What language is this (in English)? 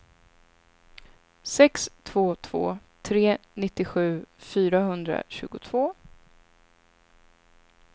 Swedish